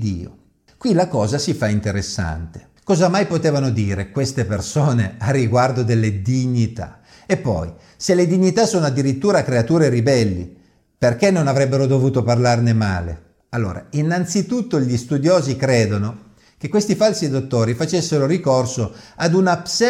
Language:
Italian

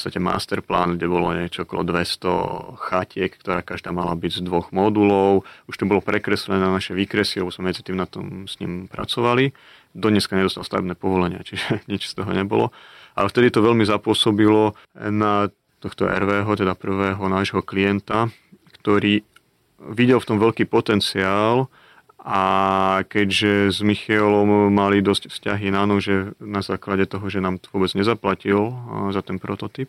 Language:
Slovak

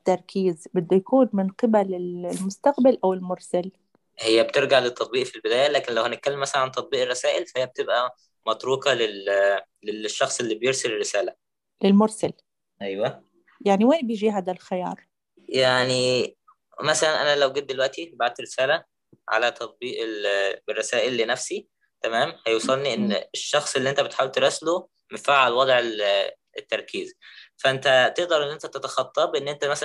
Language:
Arabic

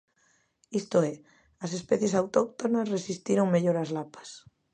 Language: Galician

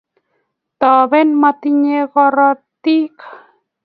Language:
Kalenjin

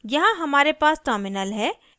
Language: Hindi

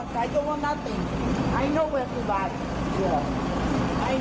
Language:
Thai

